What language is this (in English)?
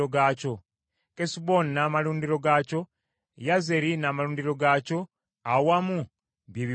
Ganda